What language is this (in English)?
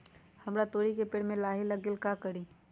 Magahi